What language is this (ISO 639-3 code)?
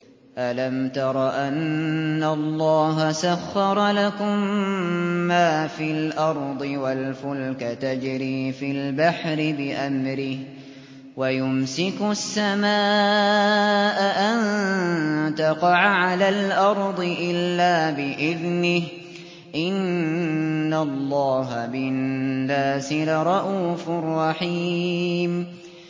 ara